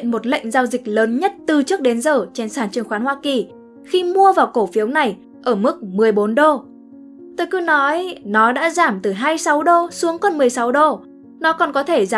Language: Vietnamese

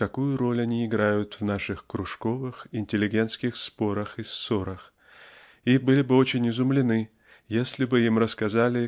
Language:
Russian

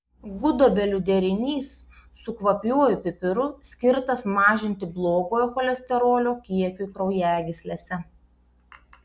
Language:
Lithuanian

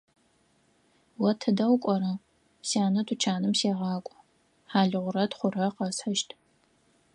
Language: Adyghe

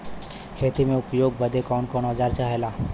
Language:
Bhojpuri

